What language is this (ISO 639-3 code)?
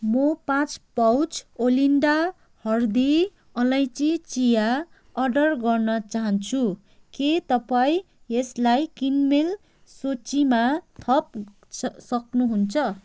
nep